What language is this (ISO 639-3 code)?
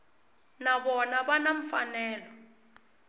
tso